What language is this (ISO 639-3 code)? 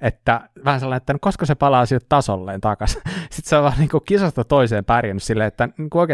fin